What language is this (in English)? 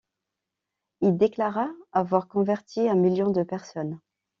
French